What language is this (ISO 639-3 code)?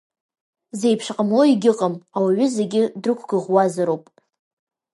abk